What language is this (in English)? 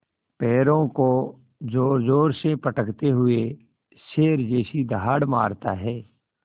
Hindi